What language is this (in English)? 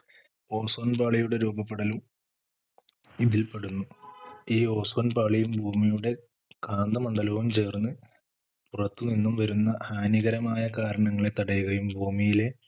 Malayalam